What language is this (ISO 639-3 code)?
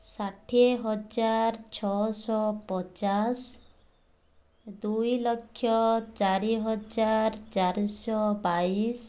ori